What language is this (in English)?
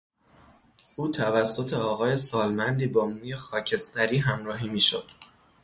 Persian